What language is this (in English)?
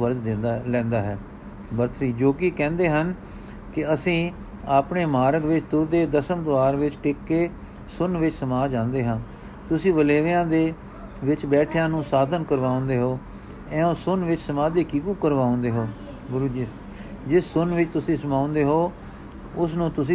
Punjabi